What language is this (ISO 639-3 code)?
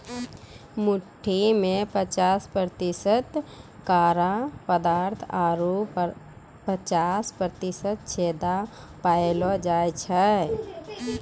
mai